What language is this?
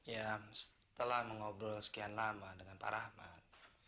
Indonesian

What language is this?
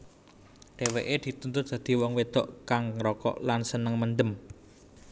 Javanese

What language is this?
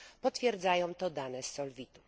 Polish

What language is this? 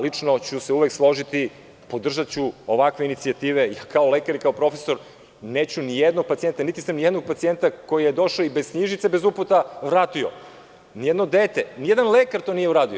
Serbian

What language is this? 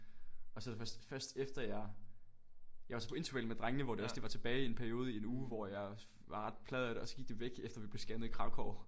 Danish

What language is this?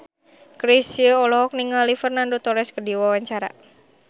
Sundanese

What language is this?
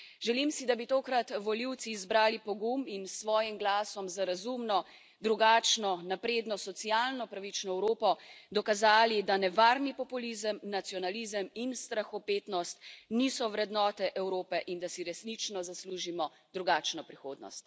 Slovenian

